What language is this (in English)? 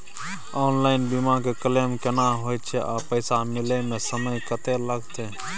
Maithili